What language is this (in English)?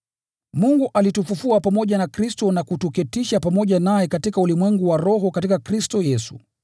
Swahili